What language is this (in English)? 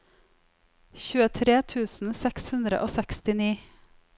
Norwegian